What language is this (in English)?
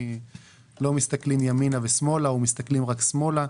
Hebrew